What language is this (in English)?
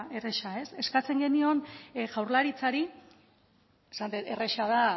Basque